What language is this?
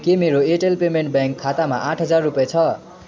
Nepali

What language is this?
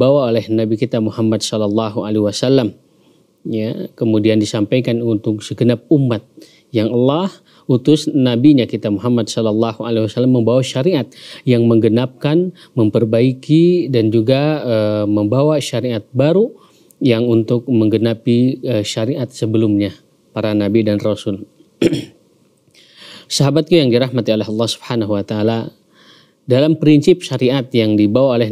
Indonesian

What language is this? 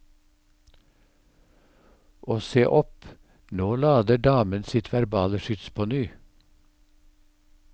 Norwegian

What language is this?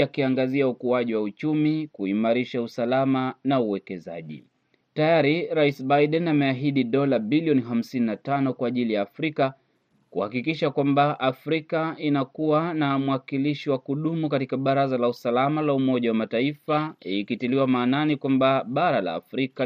Swahili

